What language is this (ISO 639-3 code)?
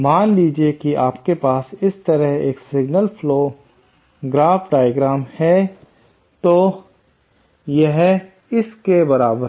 hin